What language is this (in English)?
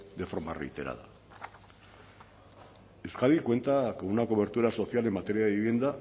Spanish